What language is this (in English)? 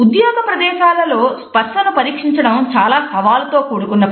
Telugu